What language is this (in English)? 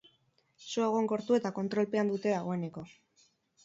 Basque